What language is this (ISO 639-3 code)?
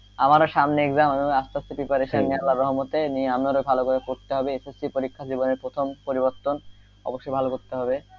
ben